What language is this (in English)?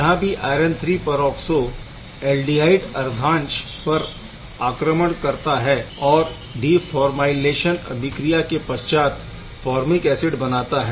Hindi